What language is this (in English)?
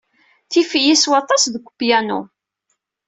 Kabyle